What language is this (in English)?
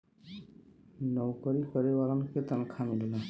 Bhojpuri